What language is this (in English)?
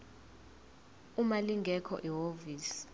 Zulu